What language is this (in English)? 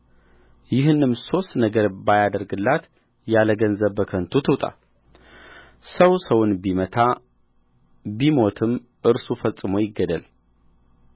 Amharic